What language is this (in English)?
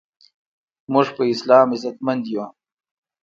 Pashto